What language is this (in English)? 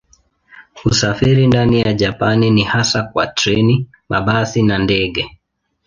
Swahili